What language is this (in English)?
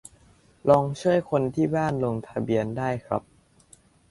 Thai